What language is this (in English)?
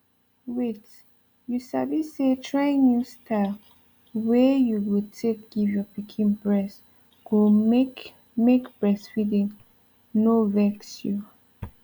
Nigerian Pidgin